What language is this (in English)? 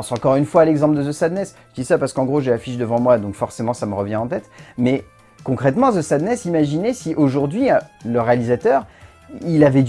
French